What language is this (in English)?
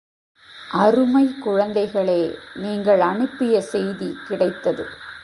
Tamil